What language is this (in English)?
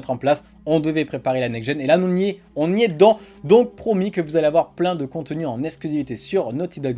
French